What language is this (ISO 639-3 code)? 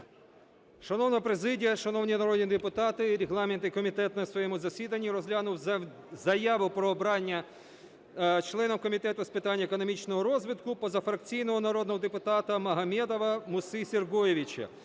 ukr